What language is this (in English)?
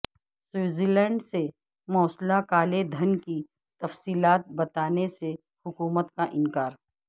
Urdu